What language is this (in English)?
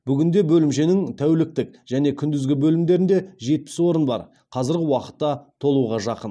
Kazakh